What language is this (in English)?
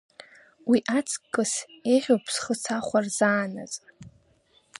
Abkhazian